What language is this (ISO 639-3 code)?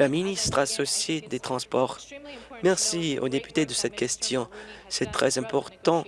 fra